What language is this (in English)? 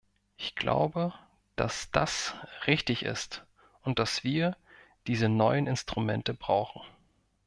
German